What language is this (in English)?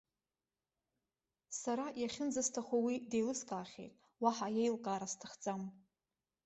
Abkhazian